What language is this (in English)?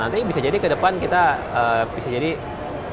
Indonesian